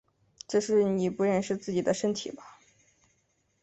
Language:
Chinese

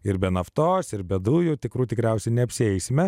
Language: Lithuanian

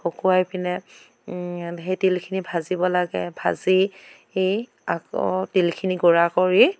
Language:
Assamese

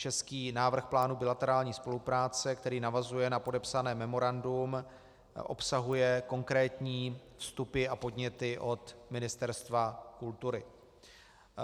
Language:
Czech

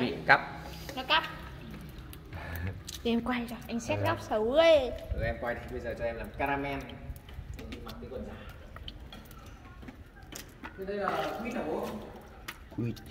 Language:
Vietnamese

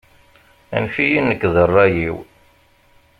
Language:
Kabyle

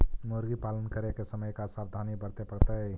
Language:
Magahi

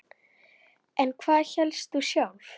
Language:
Icelandic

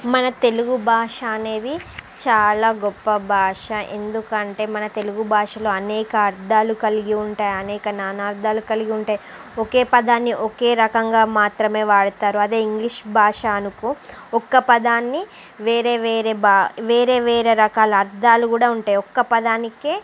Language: Telugu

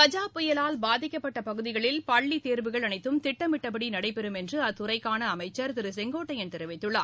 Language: Tamil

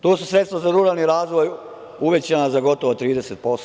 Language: Serbian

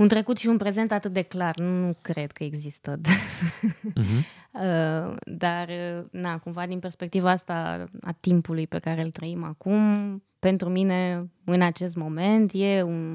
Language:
Romanian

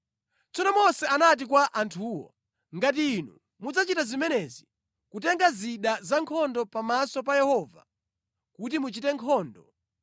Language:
Nyanja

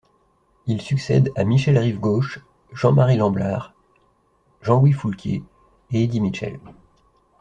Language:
French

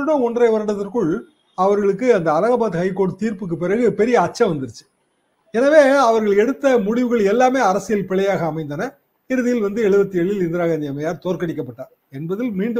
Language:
Tamil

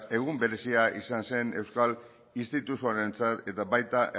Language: Basque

